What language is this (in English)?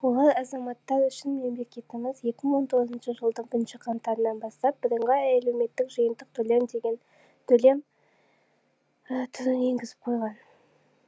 Kazakh